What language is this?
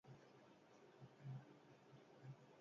Basque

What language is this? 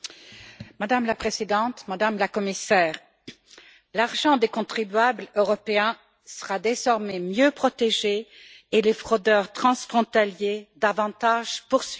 French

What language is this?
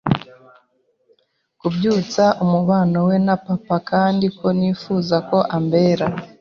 Kinyarwanda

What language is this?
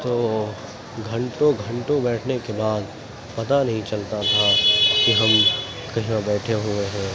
Urdu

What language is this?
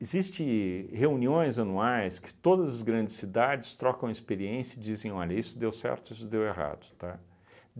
Portuguese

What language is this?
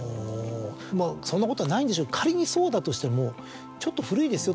Japanese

